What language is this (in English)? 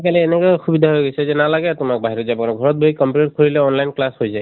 Assamese